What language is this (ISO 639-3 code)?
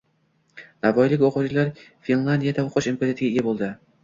uzb